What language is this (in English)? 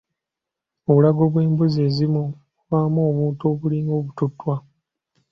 Ganda